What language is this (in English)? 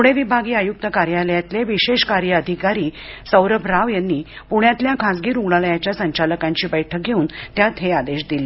Marathi